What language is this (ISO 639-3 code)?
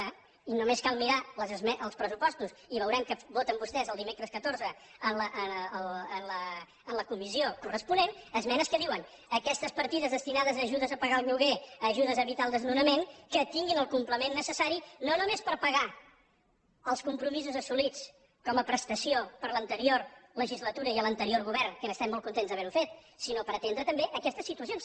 cat